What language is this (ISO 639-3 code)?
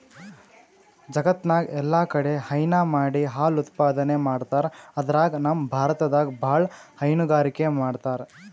kan